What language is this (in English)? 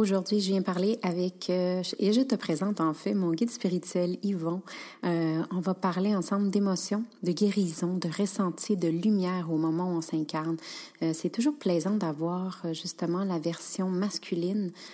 French